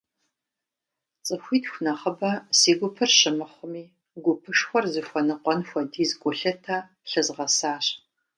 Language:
Kabardian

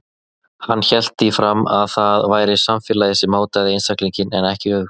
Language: Icelandic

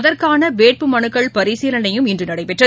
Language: Tamil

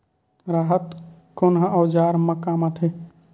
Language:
Chhattisgarhi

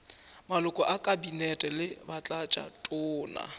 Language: Northern Sotho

